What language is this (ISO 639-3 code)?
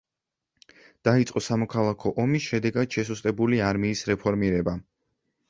kat